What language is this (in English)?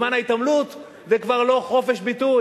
Hebrew